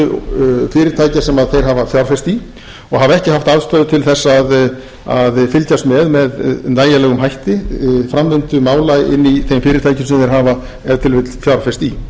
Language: Icelandic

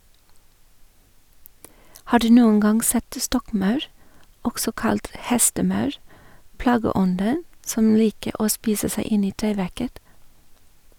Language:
Norwegian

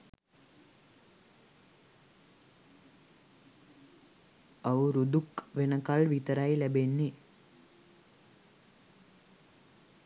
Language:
Sinhala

